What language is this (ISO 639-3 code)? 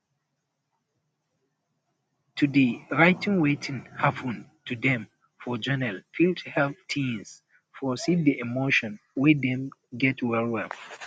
pcm